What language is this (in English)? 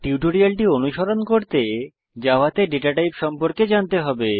Bangla